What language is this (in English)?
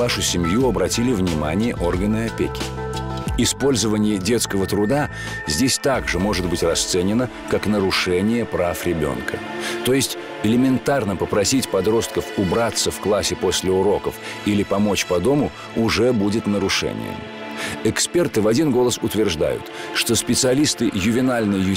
Russian